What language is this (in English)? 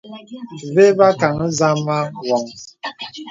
Bebele